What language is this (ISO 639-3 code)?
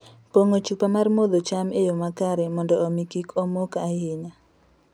luo